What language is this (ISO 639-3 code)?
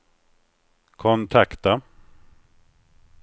swe